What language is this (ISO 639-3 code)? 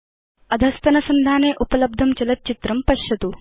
san